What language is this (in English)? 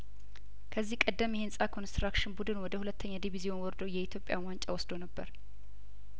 Amharic